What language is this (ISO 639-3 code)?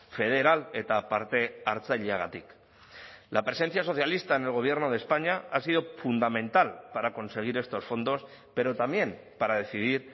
spa